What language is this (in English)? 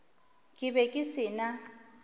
Northern Sotho